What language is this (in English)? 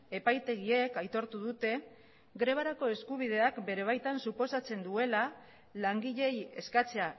Basque